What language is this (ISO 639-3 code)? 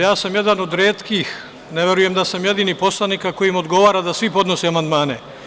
srp